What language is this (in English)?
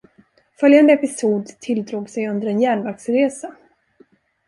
Swedish